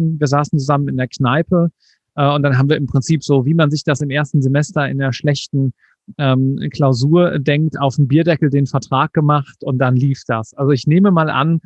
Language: German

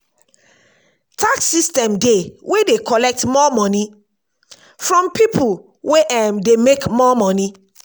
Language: Nigerian Pidgin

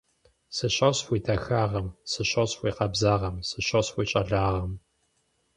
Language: Kabardian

